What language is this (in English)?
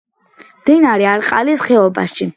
Georgian